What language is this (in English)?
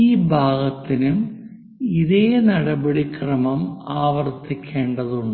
Malayalam